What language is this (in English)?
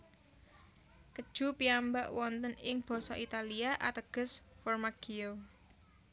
Javanese